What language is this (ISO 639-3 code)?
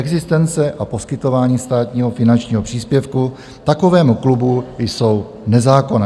ces